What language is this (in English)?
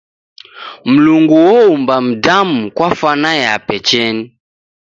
Taita